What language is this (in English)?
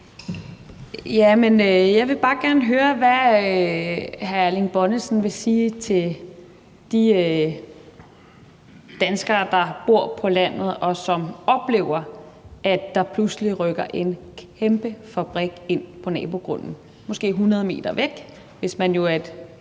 Danish